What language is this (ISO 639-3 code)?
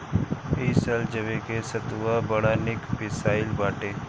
bho